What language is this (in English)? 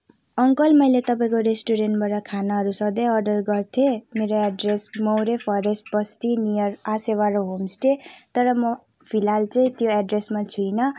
Nepali